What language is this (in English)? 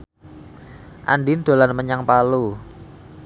Javanese